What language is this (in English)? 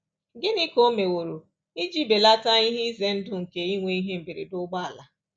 Igbo